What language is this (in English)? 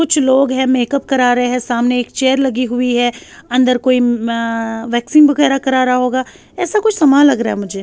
Urdu